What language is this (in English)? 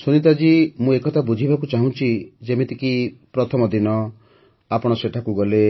Odia